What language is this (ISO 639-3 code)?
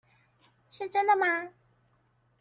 zho